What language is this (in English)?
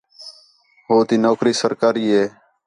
Khetrani